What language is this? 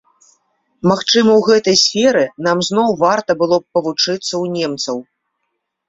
Belarusian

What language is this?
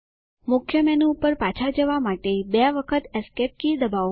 Gujarati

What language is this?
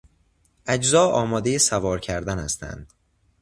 Persian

